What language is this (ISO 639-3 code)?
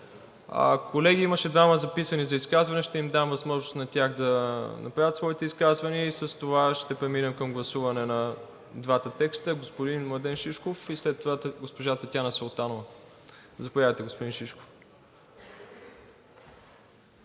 bul